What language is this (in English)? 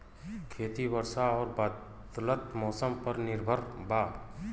Bhojpuri